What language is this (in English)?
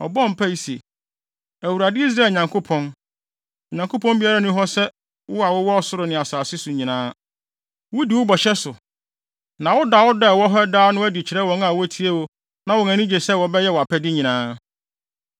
Akan